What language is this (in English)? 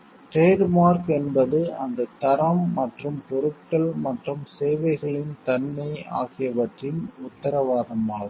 Tamil